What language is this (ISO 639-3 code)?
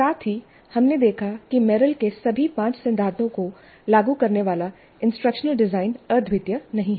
hin